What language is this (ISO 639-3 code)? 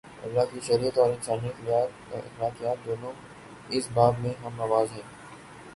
urd